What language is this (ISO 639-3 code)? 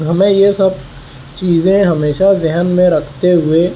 urd